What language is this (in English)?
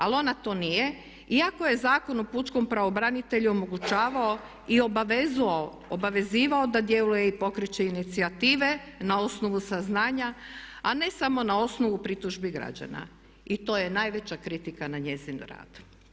Croatian